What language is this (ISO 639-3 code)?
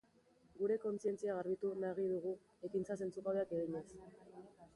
eus